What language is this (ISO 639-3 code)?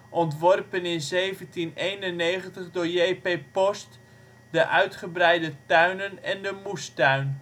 nld